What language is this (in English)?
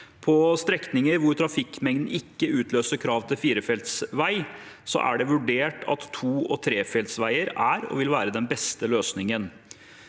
Norwegian